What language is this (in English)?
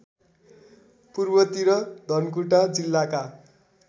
Nepali